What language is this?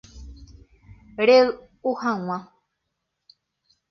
Guarani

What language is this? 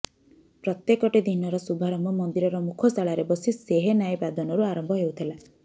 Odia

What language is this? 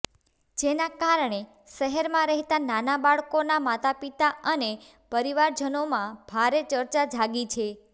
Gujarati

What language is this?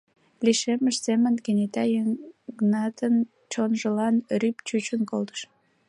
Mari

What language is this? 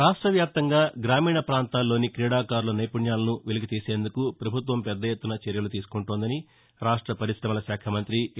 Telugu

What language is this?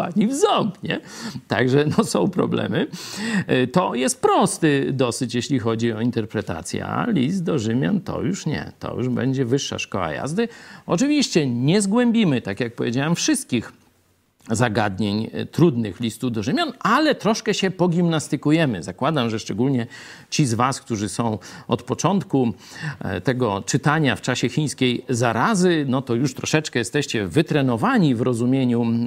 Polish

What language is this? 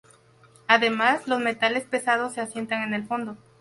Spanish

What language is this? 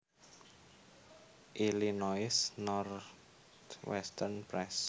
Javanese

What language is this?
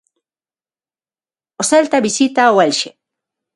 Galician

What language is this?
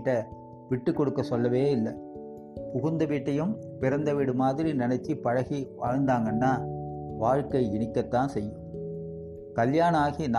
Tamil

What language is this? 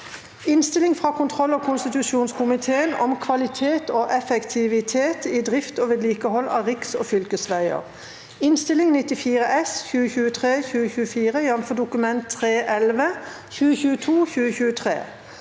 Norwegian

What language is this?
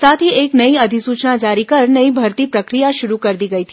Hindi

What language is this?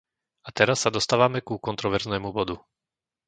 Slovak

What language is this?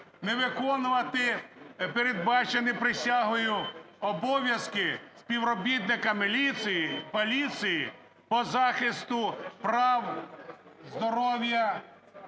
Ukrainian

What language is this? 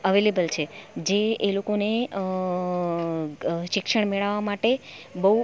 Gujarati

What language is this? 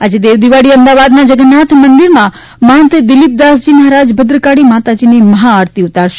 Gujarati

